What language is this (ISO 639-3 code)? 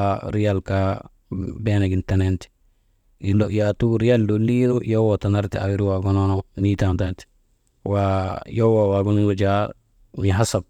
mde